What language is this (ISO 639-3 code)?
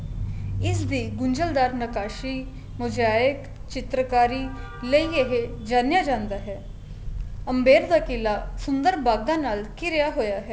pan